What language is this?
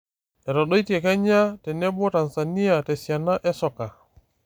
Masai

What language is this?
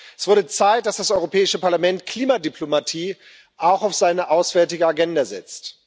German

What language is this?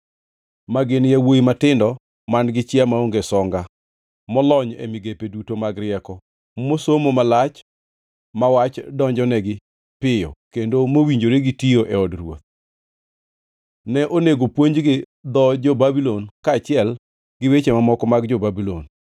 Luo (Kenya and Tanzania)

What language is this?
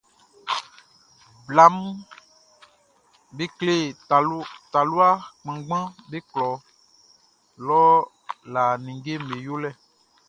Baoulé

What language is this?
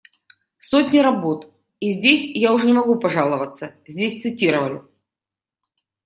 Russian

